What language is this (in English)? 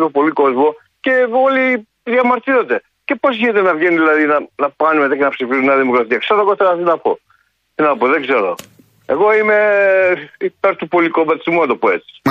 Greek